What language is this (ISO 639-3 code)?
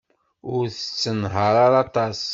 kab